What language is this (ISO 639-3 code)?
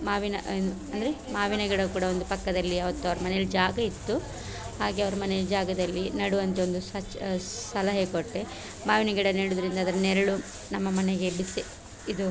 kan